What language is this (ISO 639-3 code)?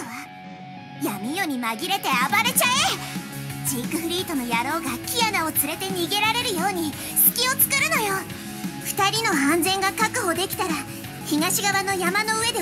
jpn